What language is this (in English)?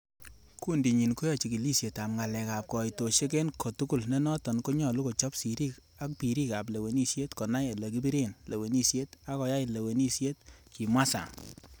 Kalenjin